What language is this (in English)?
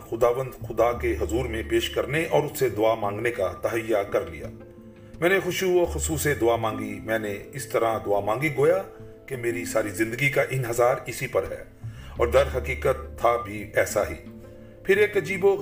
Urdu